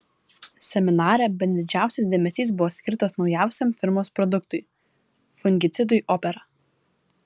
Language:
Lithuanian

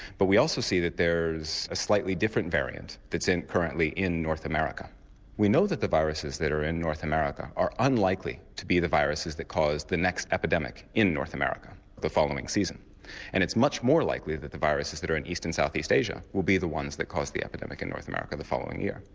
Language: English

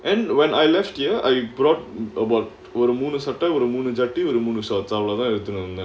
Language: English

